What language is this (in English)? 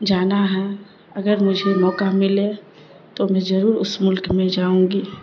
Urdu